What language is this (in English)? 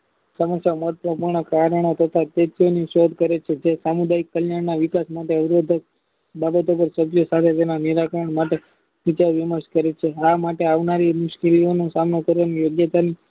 Gujarati